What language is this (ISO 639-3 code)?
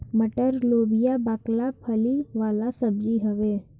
bho